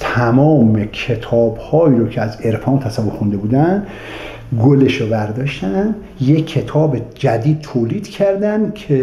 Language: Persian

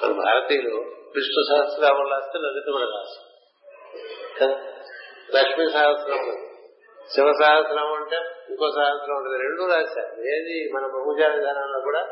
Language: Telugu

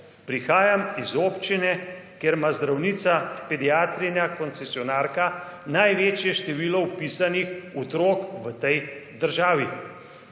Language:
Slovenian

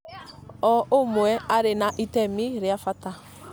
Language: Kikuyu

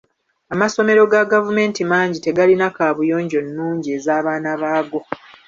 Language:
Ganda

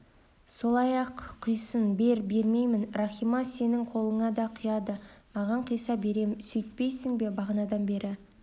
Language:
Kazakh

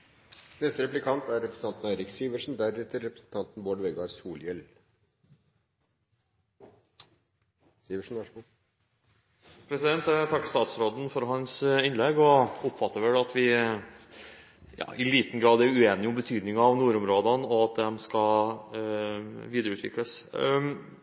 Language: Norwegian Bokmål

